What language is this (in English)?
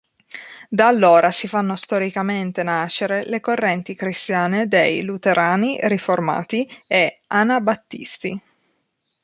Italian